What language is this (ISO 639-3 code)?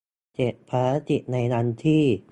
tha